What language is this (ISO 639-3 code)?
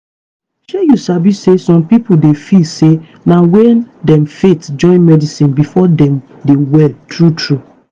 pcm